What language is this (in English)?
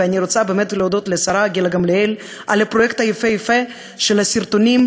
Hebrew